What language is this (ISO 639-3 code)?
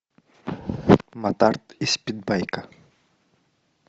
rus